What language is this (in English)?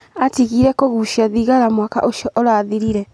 Kikuyu